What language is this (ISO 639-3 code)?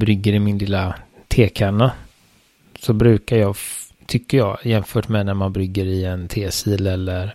swe